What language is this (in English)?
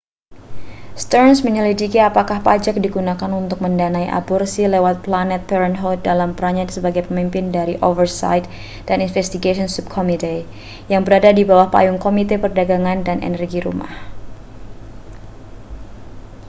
Indonesian